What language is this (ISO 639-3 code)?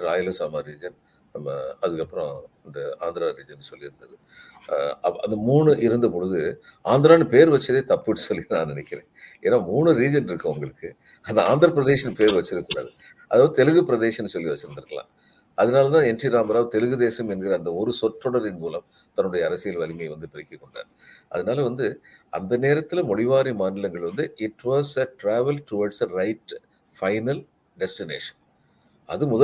tam